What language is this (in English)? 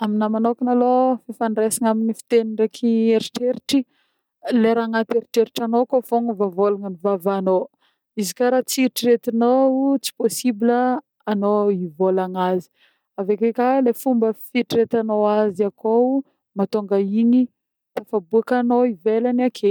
Northern Betsimisaraka Malagasy